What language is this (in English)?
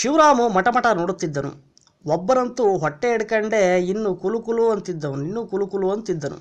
Kannada